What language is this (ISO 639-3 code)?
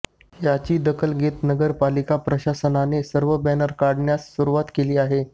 mar